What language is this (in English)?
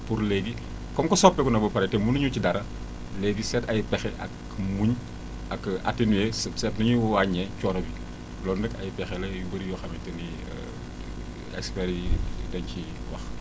Wolof